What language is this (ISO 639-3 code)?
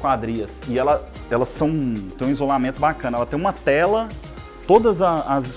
por